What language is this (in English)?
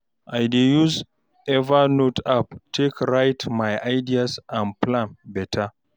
Nigerian Pidgin